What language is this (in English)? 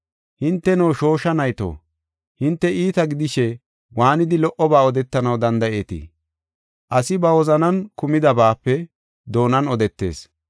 Gofa